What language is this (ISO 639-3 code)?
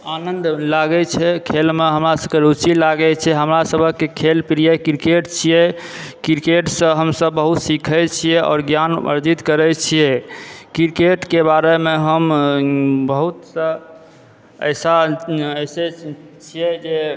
mai